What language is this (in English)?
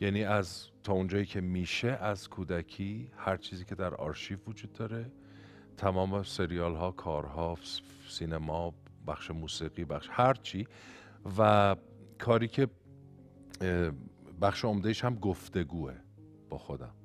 Persian